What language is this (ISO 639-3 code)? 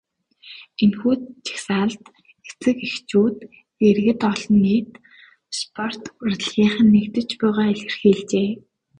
mon